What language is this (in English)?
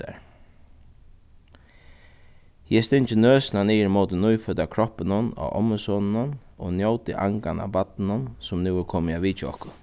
Faroese